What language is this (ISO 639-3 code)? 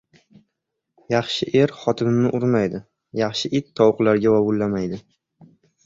uzb